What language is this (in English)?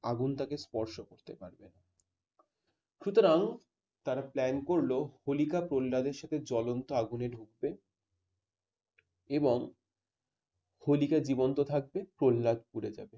Bangla